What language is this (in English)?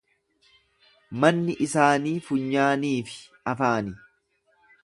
Oromo